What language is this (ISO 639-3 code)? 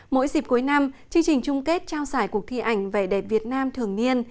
vie